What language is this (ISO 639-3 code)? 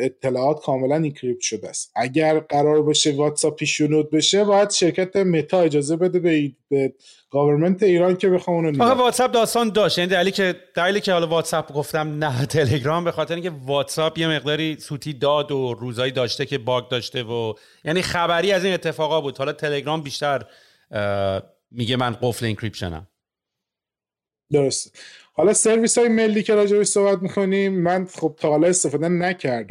fas